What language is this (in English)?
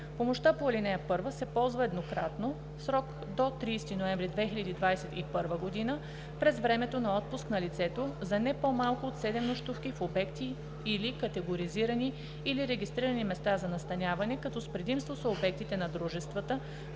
Bulgarian